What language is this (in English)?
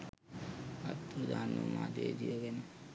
Sinhala